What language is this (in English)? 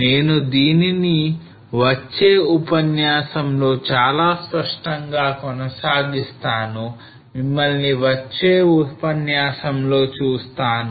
Telugu